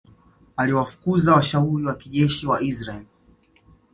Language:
Swahili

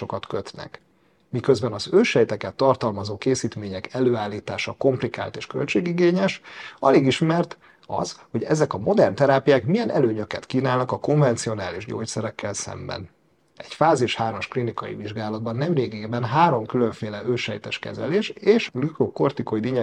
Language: Hungarian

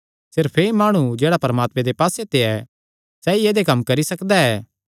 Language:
Kangri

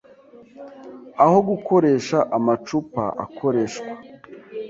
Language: Kinyarwanda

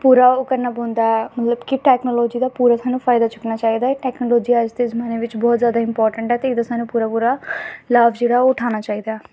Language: Dogri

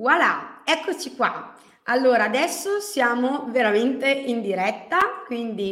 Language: Italian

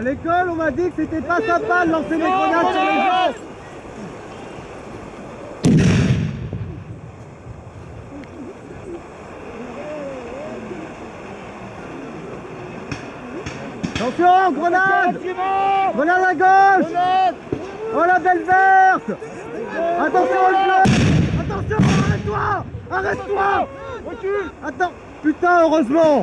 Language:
French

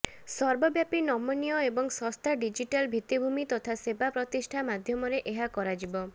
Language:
Odia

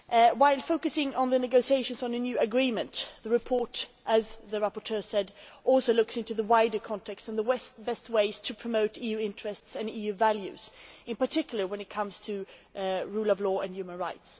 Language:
English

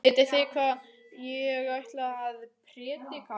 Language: Icelandic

